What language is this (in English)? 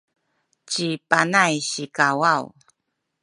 Sakizaya